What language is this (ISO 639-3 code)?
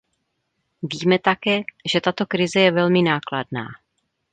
ces